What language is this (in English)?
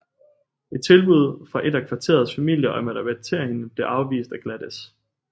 Danish